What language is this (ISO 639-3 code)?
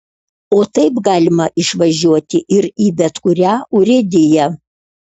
lit